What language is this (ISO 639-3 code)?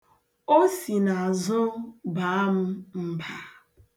ibo